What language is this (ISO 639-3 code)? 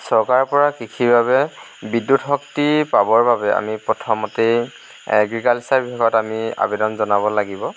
asm